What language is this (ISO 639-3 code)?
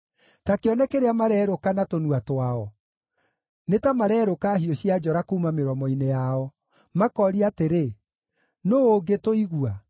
kik